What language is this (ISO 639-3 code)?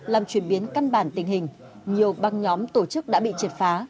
vie